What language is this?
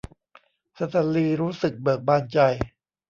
Thai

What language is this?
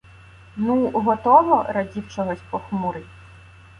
Ukrainian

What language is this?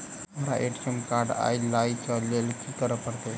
Maithili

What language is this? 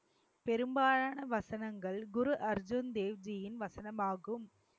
Tamil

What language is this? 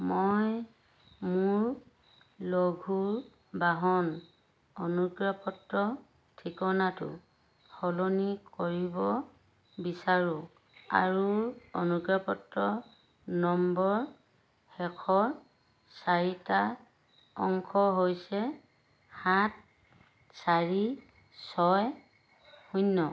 Assamese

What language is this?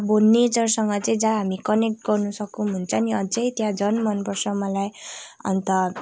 Nepali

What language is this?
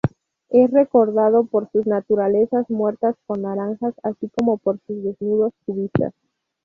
Spanish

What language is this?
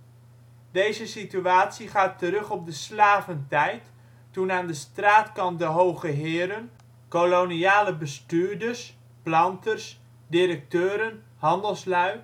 Dutch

